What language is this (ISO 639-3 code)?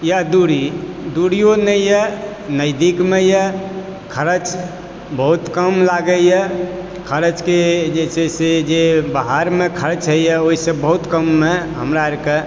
mai